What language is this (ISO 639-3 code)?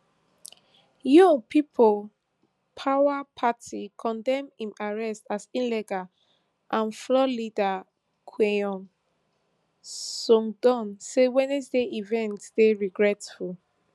pcm